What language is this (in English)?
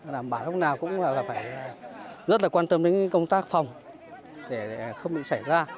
Vietnamese